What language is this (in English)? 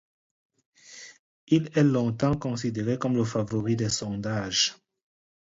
French